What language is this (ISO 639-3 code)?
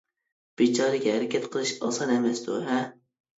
uig